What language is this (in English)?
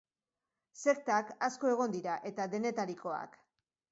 Basque